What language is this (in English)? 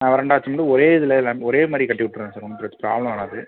Tamil